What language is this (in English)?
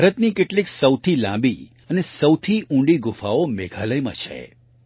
Gujarati